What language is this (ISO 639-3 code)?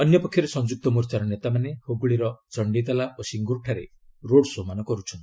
ori